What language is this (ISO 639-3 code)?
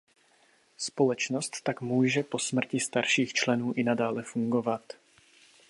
ces